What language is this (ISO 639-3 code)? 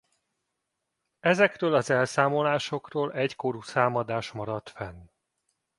hun